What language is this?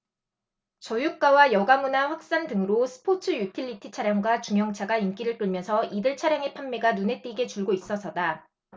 Korean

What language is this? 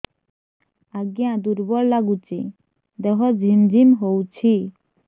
Odia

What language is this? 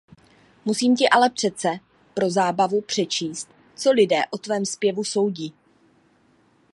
Czech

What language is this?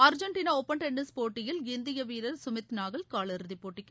Tamil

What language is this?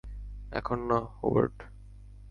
Bangla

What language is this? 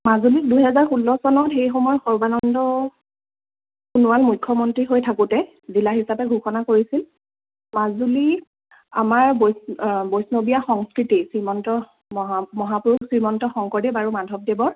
Assamese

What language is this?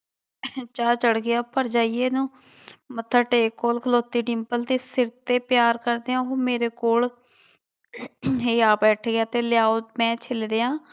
Punjabi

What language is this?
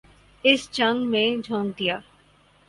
Urdu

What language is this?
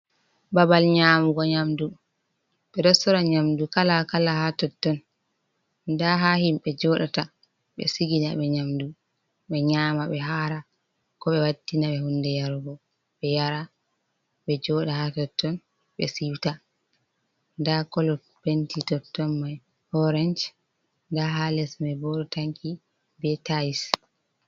Fula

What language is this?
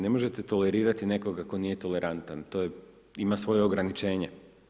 Croatian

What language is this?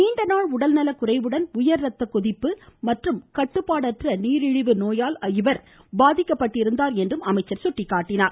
Tamil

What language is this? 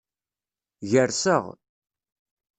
Kabyle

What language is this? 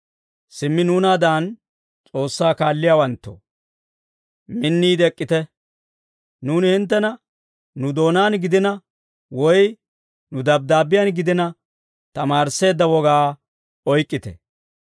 Dawro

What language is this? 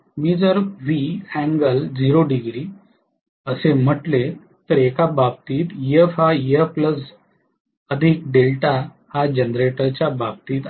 Marathi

